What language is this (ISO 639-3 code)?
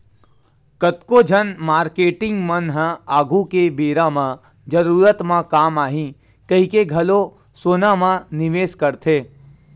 hne